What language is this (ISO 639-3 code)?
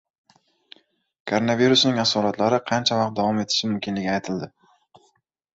uzb